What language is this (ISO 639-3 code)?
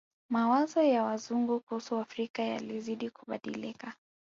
swa